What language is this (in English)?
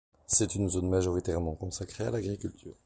French